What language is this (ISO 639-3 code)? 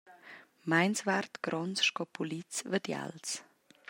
roh